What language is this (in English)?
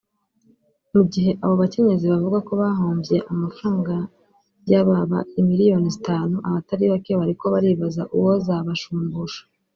Kinyarwanda